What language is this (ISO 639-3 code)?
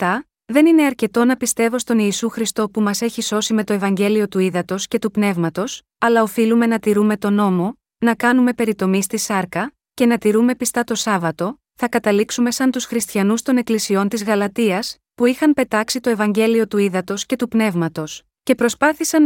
ell